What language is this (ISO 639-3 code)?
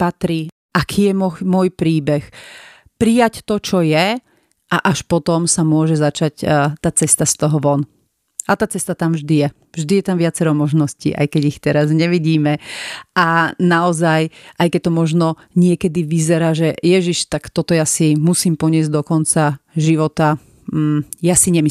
slk